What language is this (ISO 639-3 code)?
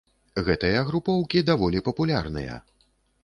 bel